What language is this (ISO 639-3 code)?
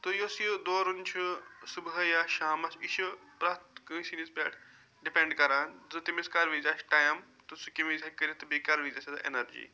kas